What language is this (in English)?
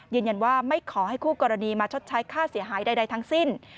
Thai